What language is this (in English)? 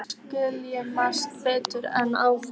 Icelandic